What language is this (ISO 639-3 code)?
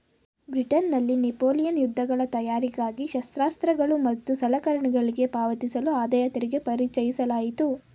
kan